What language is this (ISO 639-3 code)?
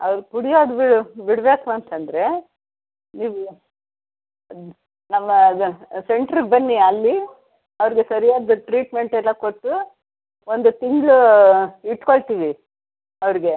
kan